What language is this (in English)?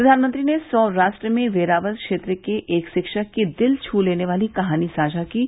Hindi